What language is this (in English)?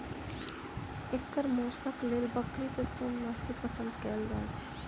Maithili